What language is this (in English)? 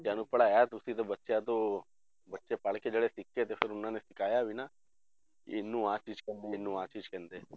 Punjabi